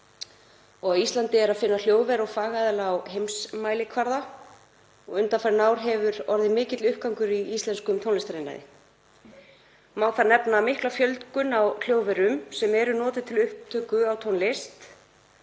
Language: Icelandic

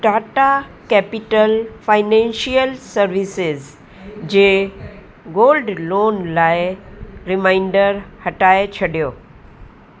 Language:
Sindhi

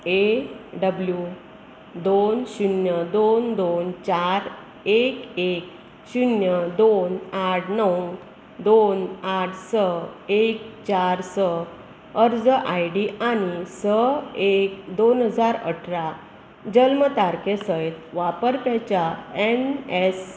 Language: Konkani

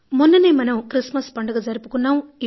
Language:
Telugu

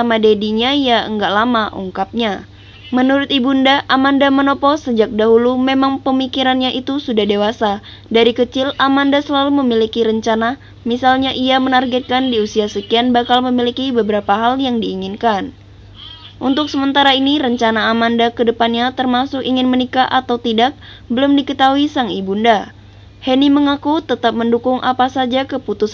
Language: Indonesian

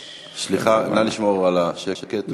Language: Hebrew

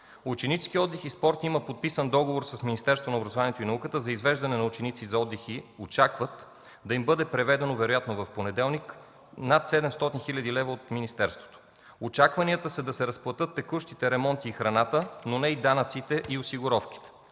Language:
Bulgarian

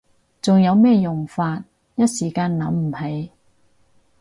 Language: Cantonese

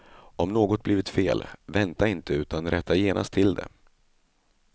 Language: Swedish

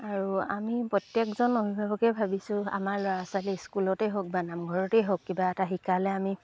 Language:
Assamese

